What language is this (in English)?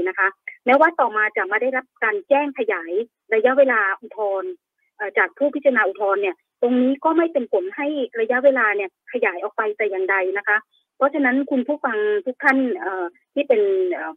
Thai